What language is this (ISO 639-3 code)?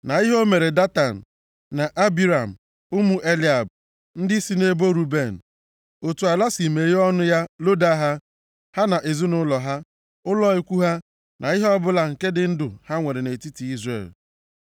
ibo